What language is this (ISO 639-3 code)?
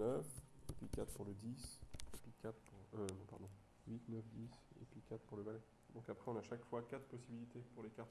fra